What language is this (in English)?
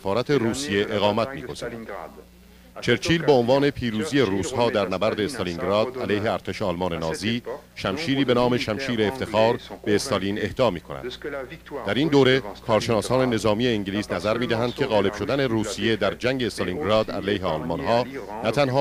Persian